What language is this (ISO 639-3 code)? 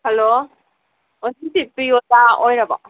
mni